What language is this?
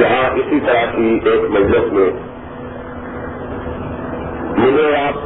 Urdu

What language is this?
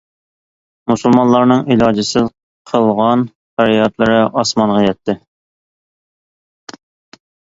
Uyghur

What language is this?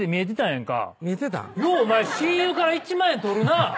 Japanese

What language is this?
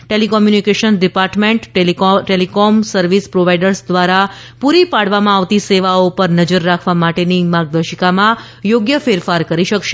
Gujarati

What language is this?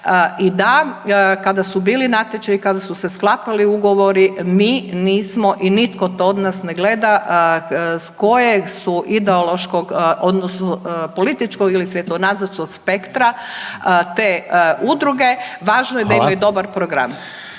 Croatian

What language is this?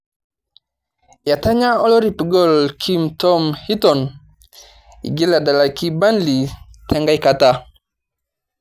Masai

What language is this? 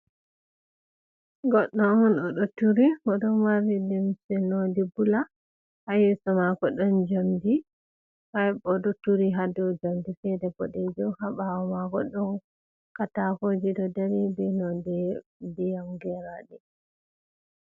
Fula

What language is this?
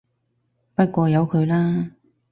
Cantonese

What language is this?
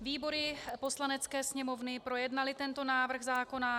Czech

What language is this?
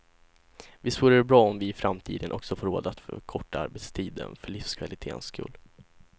Swedish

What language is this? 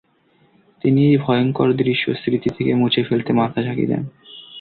Bangla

